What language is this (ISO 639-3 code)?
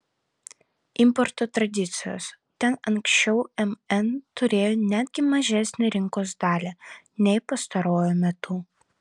lit